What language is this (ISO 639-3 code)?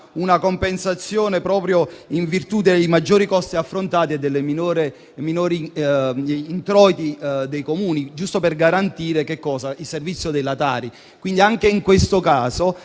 ita